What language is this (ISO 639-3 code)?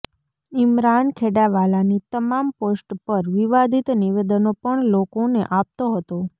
guj